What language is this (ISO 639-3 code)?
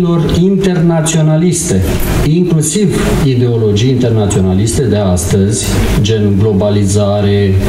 ron